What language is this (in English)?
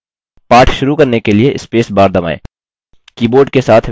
Hindi